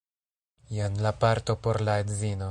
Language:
Esperanto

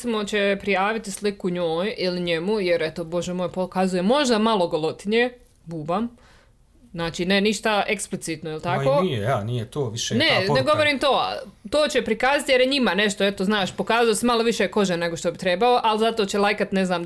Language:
Croatian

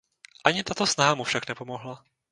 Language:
Czech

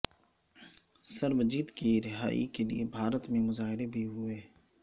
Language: Urdu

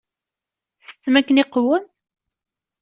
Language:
Kabyle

